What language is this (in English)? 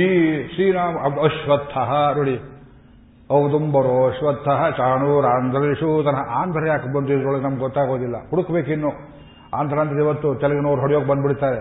Kannada